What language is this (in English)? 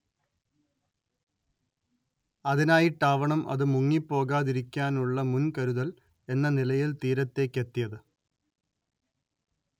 Malayalam